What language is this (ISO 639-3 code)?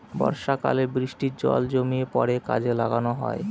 ben